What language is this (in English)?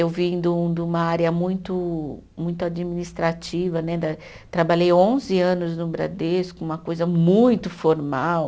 Portuguese